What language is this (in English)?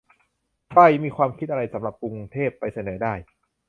Thai